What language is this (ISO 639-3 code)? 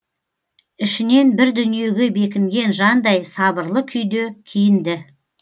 kaz